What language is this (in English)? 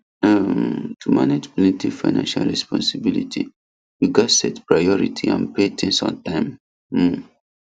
Nigerian Pidgin